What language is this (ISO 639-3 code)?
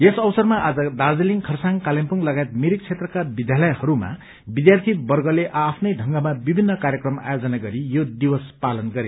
nep